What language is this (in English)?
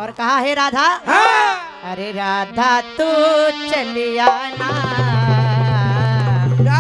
Hindi